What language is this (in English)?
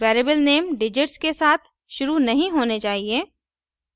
Hindi